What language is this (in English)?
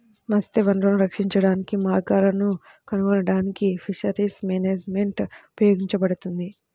Telugu